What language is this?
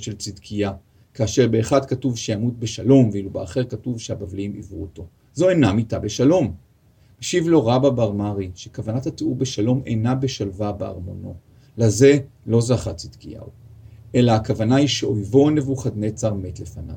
Hebrew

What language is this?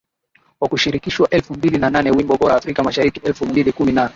Swahili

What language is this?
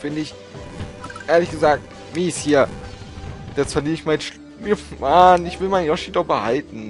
German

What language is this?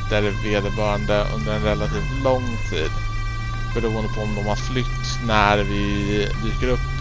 Swedish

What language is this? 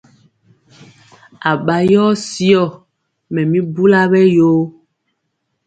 Mpiemo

